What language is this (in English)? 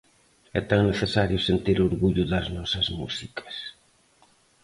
Galician